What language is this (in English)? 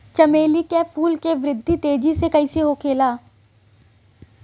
Bhojpuri